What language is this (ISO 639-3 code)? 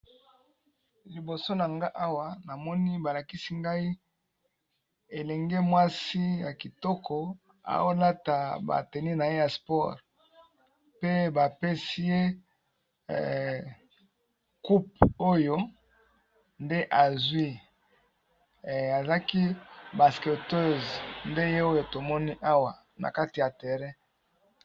lin